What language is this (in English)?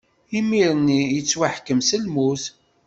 Kabyle